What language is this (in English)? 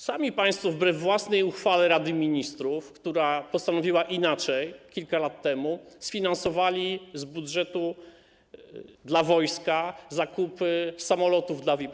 Polish